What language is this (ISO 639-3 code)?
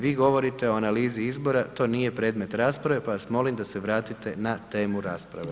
hrv